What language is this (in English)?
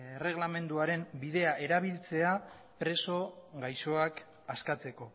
Basque